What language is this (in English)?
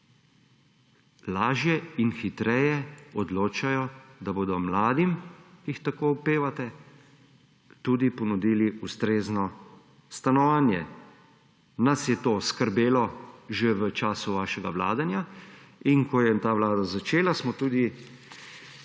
Slovenian